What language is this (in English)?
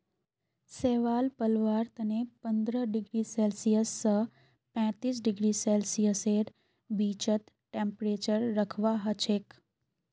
Magahi